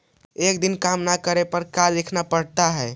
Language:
Magahi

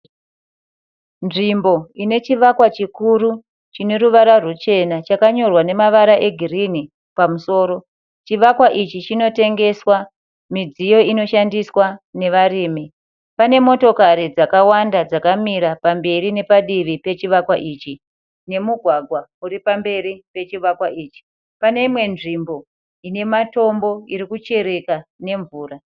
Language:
Shona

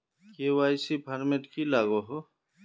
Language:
Magahi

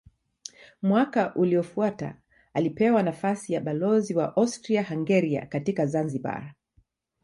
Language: Swahili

